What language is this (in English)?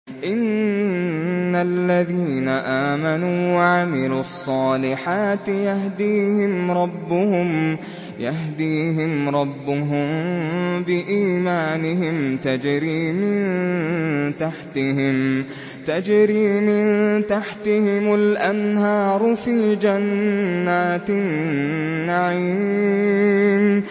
Arabic